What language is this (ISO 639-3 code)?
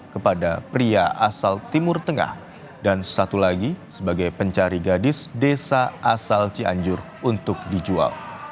ind